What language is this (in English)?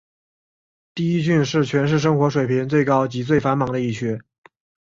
Chinese